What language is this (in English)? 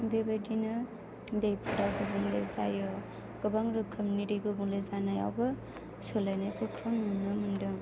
Bodo